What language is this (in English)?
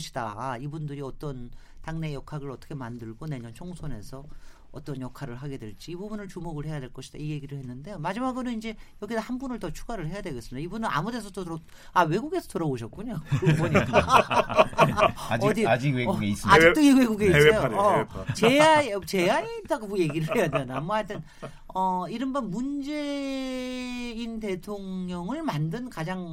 Korean